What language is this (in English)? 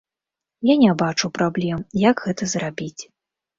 Belarusian